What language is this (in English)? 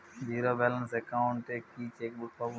Bangla